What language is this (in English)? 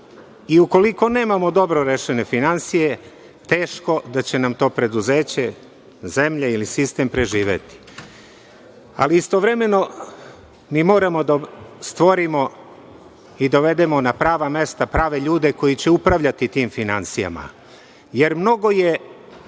Serbian